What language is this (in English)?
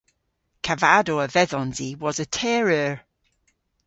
Cornish